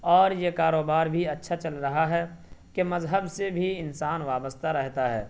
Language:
Urdu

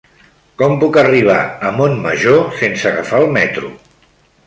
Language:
Catalan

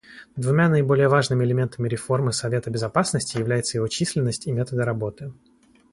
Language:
Russian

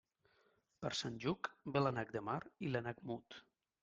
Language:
Catalan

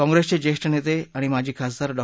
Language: Marathi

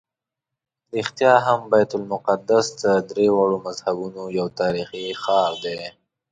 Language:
Pashto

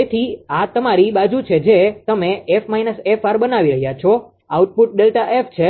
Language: Gujarati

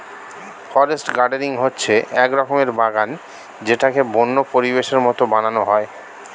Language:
Bangla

